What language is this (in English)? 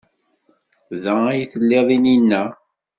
Kabyle